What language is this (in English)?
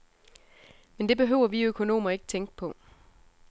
Danish